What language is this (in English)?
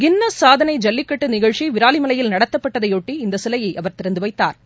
Tamil